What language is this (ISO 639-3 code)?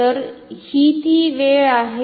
mar